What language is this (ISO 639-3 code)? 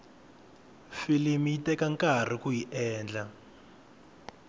tso